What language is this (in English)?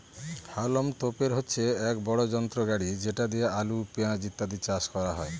Bangla